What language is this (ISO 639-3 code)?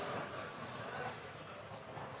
nob